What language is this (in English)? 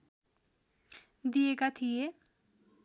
Nepali